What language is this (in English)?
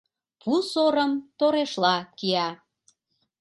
Mari